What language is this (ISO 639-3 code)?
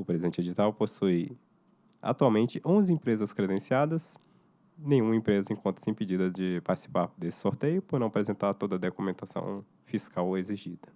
por